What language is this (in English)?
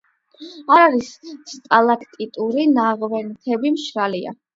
Georgian